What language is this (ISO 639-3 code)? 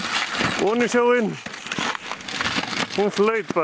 isl